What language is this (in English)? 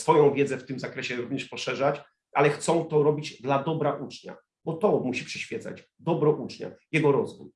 Polish